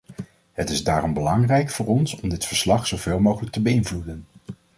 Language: Dutch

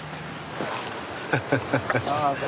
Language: Japanese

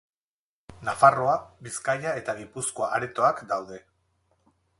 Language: Basque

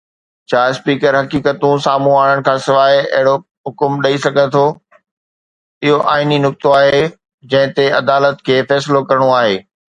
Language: Sindhi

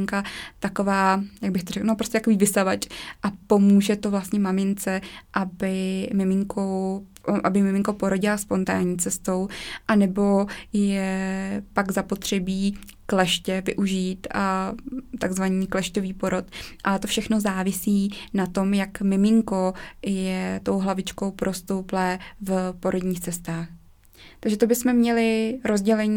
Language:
Czech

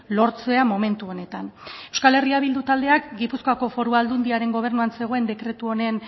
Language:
Basque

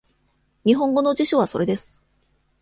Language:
Japanese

